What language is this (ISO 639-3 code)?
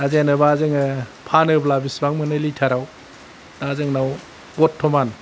brx